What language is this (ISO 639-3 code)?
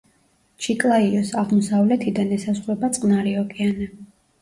kat